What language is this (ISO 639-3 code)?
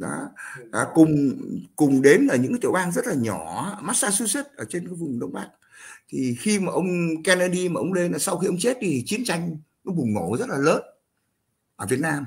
vie